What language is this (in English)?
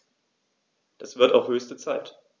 German